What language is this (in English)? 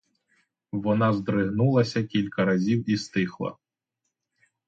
Ukrainian